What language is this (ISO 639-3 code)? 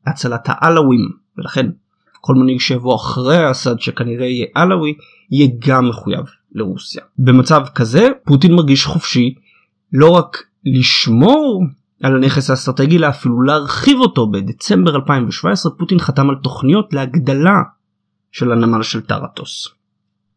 heb